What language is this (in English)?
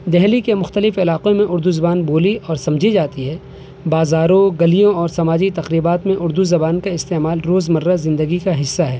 Urdu